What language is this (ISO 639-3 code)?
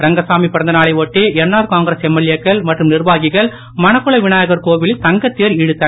tam